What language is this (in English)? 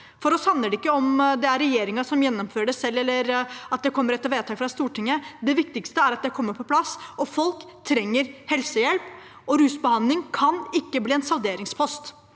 Norwegian